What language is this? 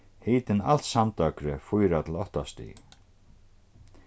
Faroese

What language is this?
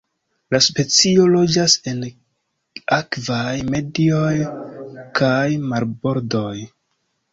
Esperanto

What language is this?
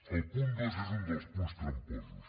Catalan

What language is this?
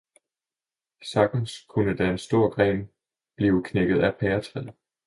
Danish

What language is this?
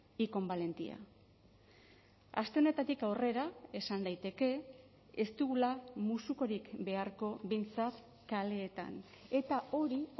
Basque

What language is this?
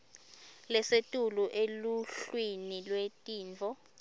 Swati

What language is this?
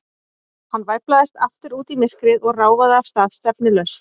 Icelandic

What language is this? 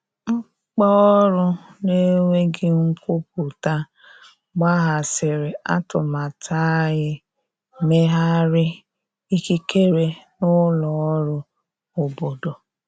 Igbo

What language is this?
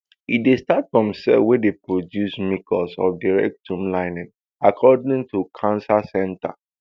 Nigerian Pidgin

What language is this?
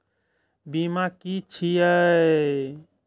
Maithili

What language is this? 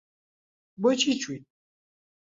Central Kurdish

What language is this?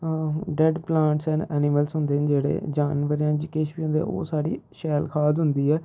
Dogri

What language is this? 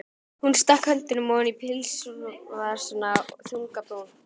Icelandic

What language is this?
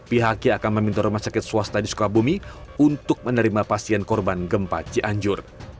Indonesian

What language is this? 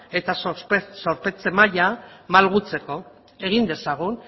Basque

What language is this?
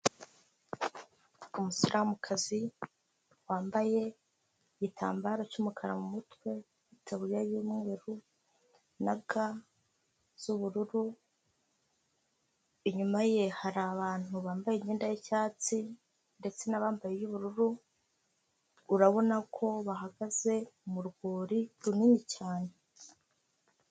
Kinyarwanda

